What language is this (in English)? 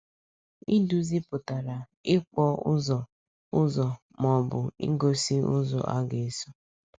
Igbo